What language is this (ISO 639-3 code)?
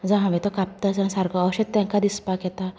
kok